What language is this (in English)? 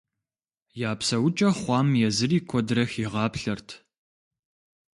Kabardian